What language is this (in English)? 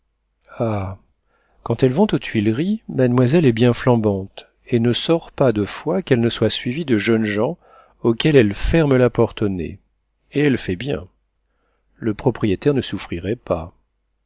French